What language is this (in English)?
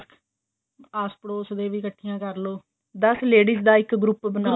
Punjabi